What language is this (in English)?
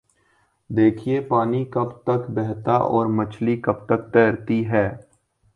Urdu